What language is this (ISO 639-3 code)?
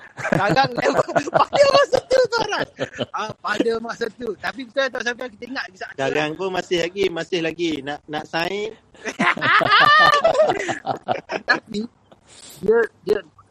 msa